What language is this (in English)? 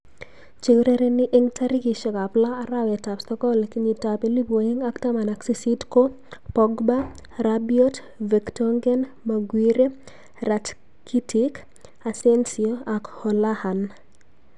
Kalenjin